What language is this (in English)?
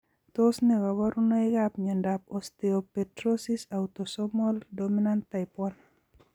Kalenjin